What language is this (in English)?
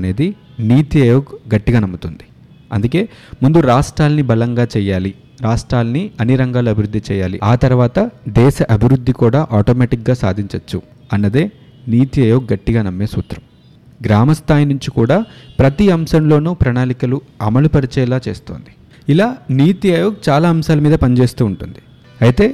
Telugu